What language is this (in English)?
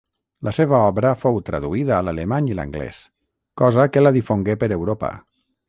Catalan